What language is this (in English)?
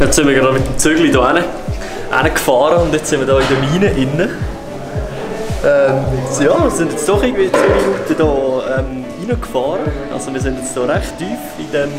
German